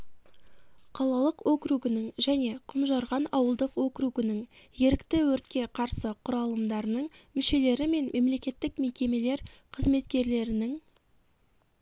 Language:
Kazakh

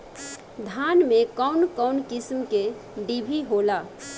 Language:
Bhojpuri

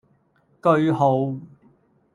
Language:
Cantonese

